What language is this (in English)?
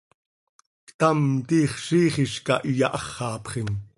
Seri